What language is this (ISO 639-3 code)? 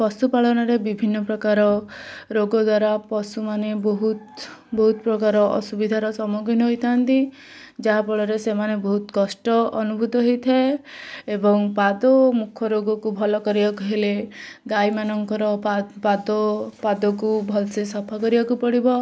ori